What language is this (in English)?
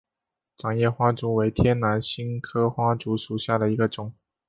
Chinese